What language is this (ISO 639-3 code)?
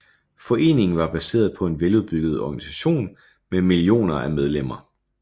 dan